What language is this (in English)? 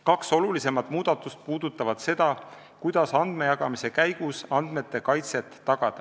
Estonian